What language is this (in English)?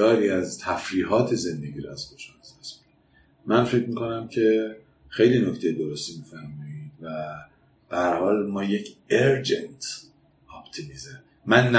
Persian